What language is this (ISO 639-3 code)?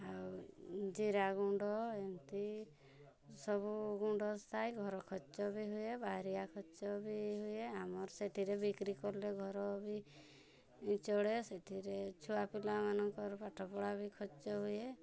ori